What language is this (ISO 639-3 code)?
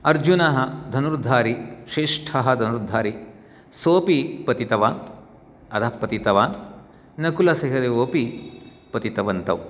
san